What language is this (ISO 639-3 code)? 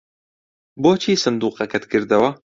ckb